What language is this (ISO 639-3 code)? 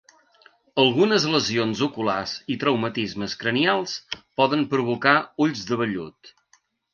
cat